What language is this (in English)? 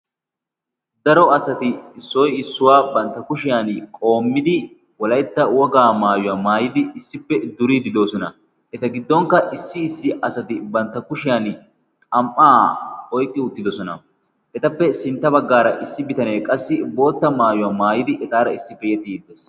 Wolaytta